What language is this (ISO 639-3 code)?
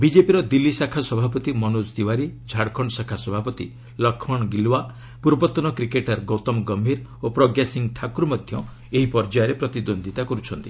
ori